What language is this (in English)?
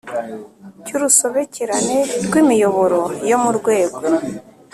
Kinyarwanda